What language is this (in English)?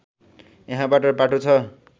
Nepali